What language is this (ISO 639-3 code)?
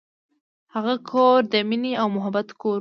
pus